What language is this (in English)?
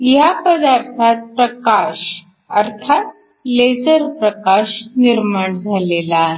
Marathi